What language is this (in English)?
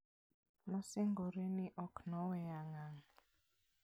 Luo (Kenya and Tanzania)